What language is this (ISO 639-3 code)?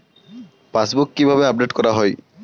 ben